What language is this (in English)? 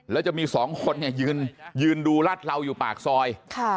Thai